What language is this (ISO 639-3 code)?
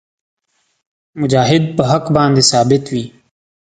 pus